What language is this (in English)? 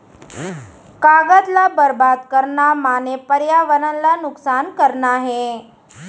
Chhattisgarhi